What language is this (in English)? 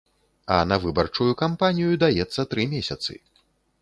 Belarusian